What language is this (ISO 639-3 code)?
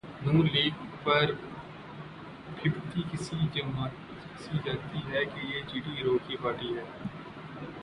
urd